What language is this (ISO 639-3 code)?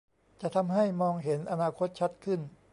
tha